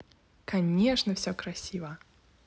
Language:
Russian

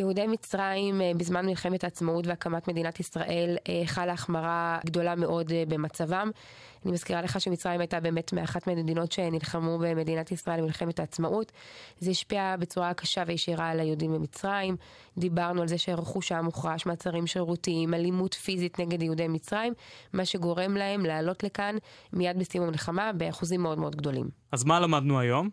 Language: Hebrew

